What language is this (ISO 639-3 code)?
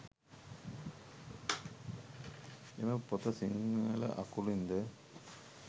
sin